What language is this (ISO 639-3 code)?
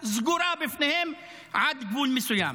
heb